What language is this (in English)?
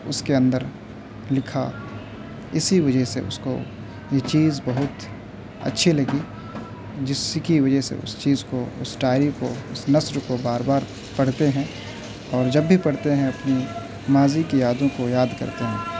Urdu